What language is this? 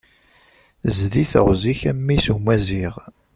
Kabyle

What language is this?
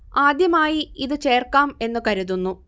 Malayalam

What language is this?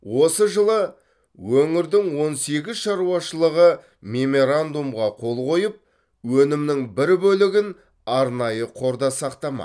Kazakh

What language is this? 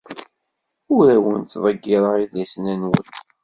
Kabyle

